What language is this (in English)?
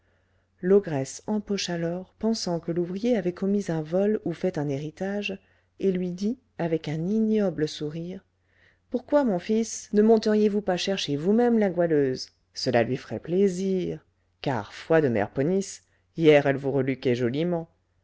French